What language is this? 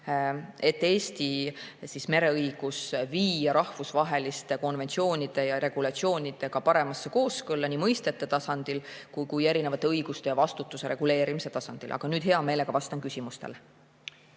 Estonian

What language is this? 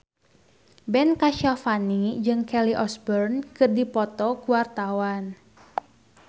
Sundanese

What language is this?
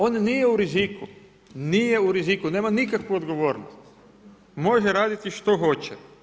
Croatian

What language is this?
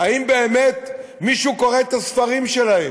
Hebrew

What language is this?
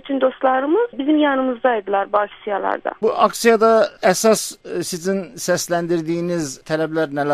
Turkish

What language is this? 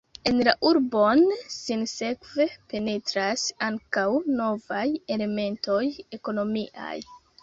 Esperanto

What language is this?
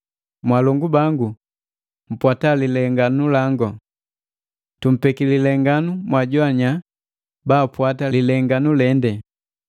Matengo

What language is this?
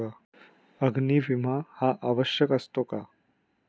Marathi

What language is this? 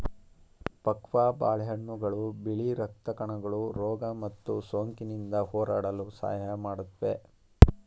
Kannada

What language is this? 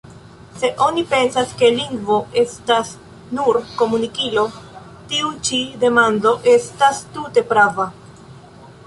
Esperanto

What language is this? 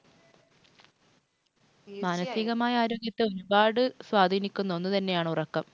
Malayalam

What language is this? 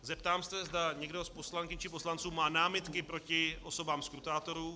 Czech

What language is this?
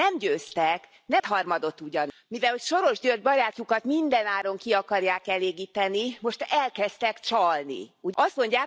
Hungarian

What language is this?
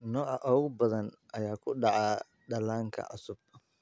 Somali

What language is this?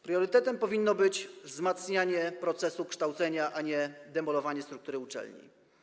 Polish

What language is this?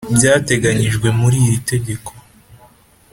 Kinyarwanda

